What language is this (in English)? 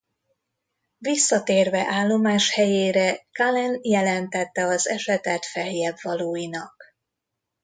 Hungarian